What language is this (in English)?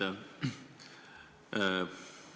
Estonian